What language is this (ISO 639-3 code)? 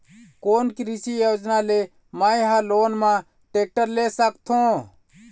hne